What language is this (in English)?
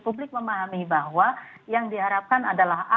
Indonesian